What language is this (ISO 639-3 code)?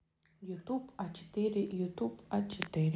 rus